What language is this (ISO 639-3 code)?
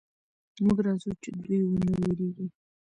pus